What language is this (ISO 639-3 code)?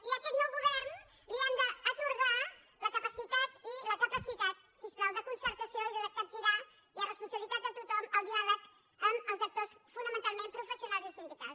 cat